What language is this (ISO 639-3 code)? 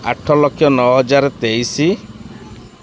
ori